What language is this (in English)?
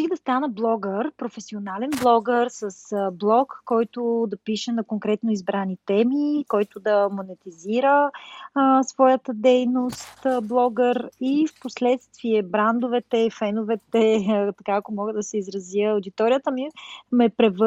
Bulgarian